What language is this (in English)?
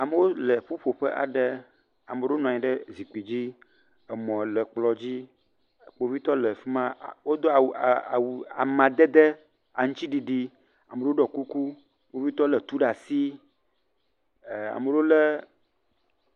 Ewe